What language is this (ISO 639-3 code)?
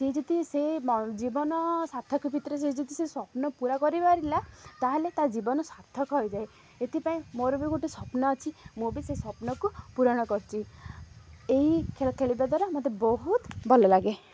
ori